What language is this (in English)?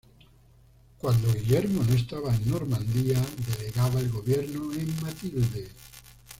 Spanish